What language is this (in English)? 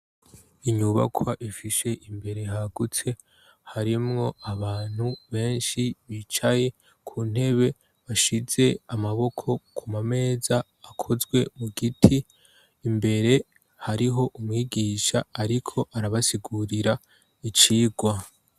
Rundi